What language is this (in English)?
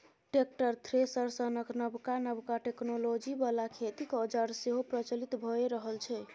Maithili